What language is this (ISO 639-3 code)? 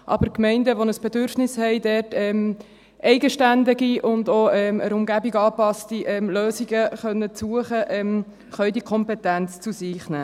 gsw